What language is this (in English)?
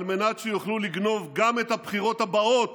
Hebrew